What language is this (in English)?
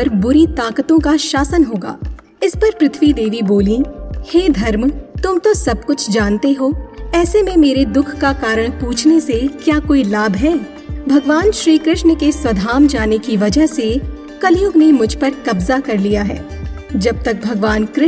Hindi